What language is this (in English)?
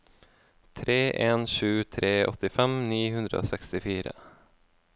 Norwegian